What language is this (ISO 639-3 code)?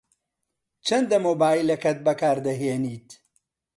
ckb